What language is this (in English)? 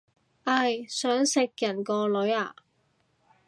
Cantonese